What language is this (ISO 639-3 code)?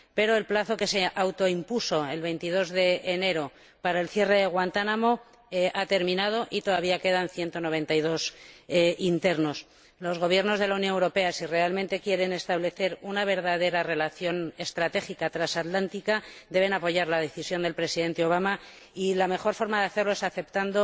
spa